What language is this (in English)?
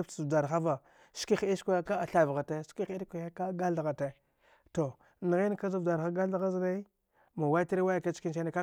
Dghwede